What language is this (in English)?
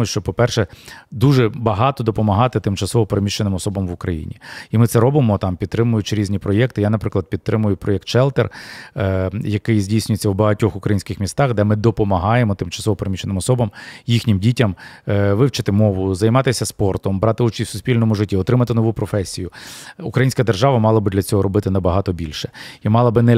Ukrainian